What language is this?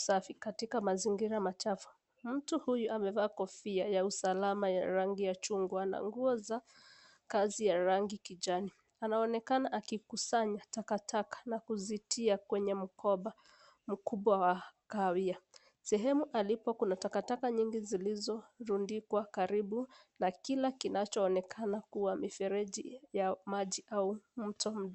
Swahili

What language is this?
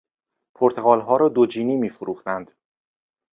Persian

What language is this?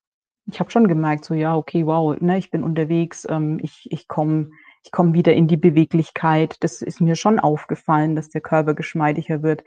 German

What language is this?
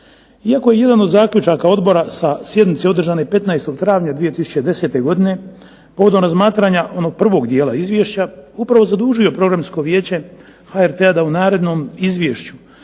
Croatian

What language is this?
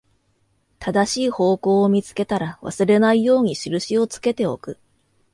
Japanese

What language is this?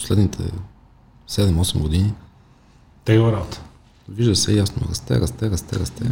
Bulgarian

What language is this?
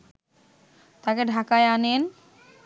Bangla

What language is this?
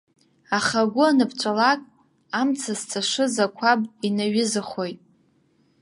Abkhazian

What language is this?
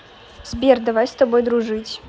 Russian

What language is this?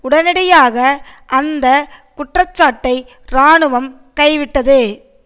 Tamil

